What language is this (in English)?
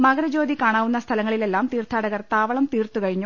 Malayalam